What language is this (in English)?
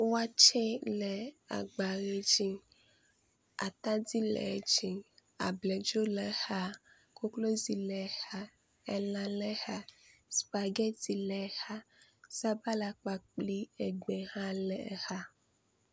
Ewe